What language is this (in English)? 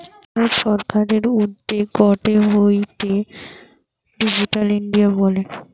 Bangla